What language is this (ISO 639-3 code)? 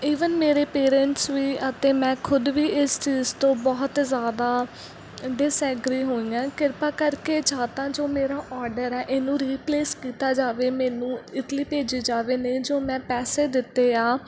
pan